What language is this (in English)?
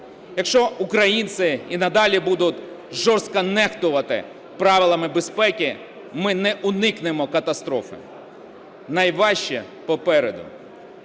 Ukrainian